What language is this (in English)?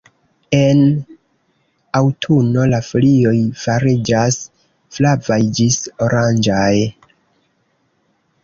Esperanto